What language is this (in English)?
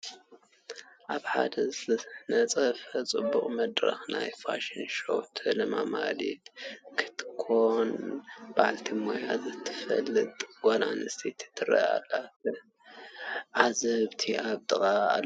Tigrinya